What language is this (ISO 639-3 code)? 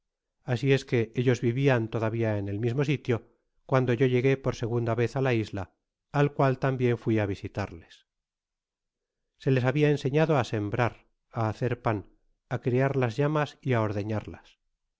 spa